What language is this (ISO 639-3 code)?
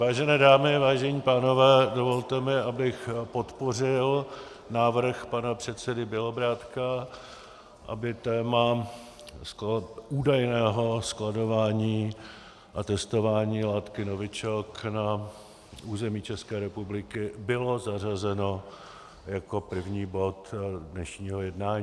ces